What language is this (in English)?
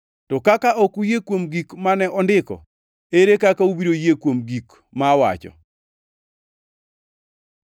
Luo (Kenya and Tanzania)